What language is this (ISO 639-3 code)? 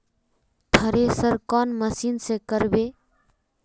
mag